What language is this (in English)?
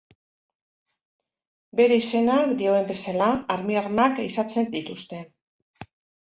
Basque